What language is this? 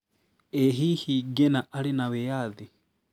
Kikuyu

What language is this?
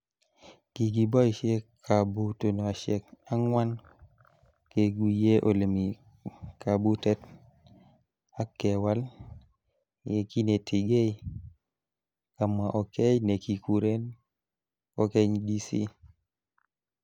Kalenjin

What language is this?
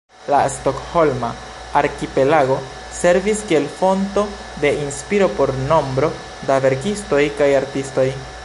Esperanto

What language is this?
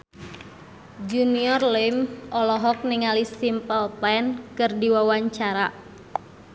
Sundanese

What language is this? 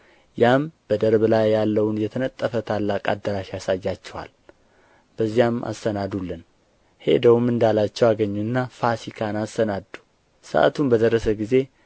Amharic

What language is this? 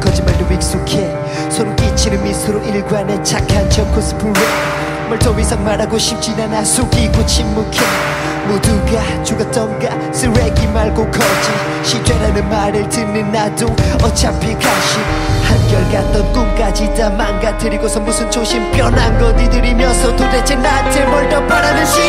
Korean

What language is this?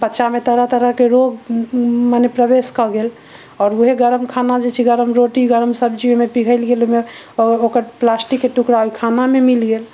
Maithili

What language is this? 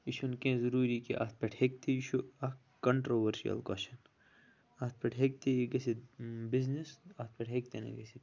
Kashmiri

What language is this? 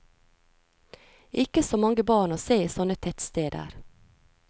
Norwegian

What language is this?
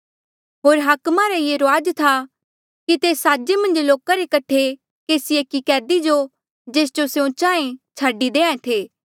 Mandeali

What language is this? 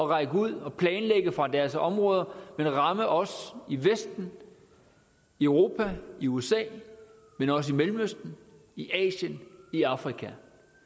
Danish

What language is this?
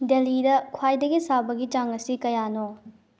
Manipuri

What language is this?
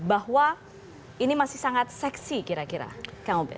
Indonesian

